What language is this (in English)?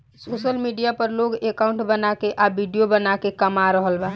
Bhojpuri